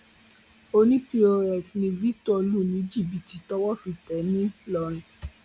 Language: Yoruba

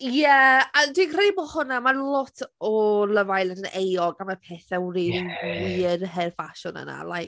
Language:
Welsh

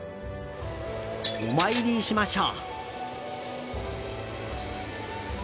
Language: Japanese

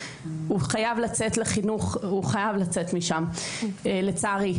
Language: Hebrew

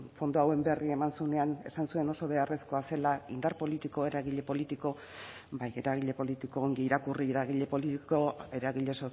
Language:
Basque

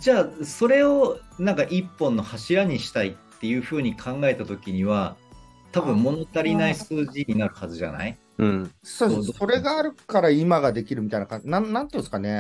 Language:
Japanese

